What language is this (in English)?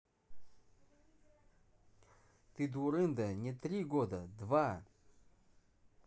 Russian